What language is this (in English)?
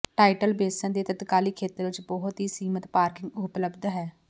Punjabi